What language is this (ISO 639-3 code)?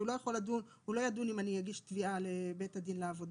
heb